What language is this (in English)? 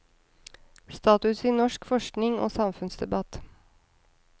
Norwegian